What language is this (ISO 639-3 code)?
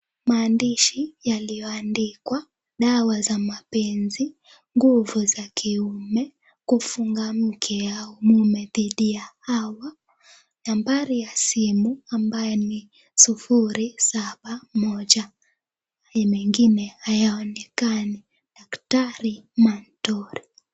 swa